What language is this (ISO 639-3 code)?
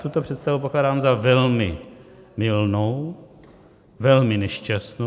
ces